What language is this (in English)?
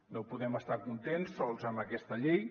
Catalan